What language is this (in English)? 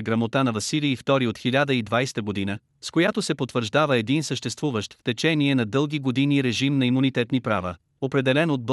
Bulgarian